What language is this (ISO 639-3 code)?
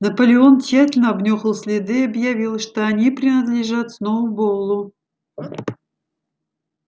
rus